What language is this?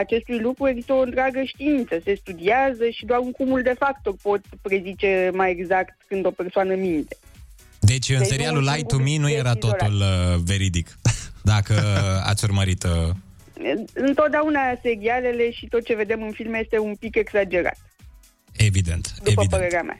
Romanian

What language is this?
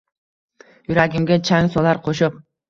Uzbek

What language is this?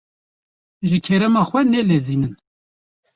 Kurdish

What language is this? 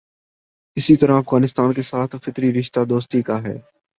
Urdu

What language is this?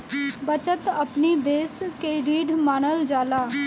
Bhojpuri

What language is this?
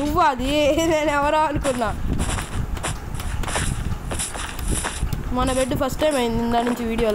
Hindi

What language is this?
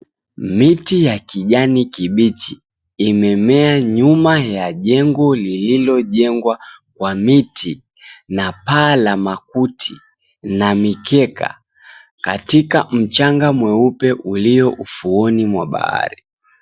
Swahili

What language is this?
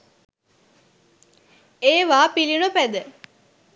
Sinhala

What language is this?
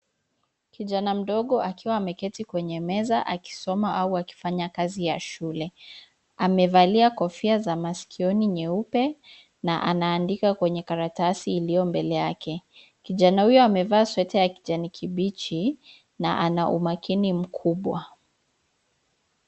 Swahili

